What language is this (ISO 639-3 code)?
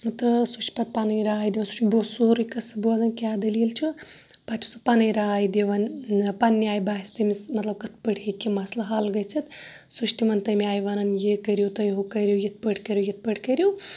kas